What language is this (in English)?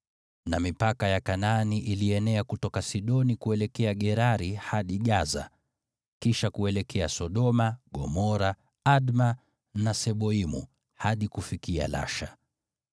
Swahili